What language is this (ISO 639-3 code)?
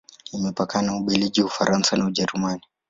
swa